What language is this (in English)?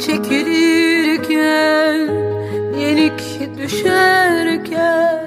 Turkish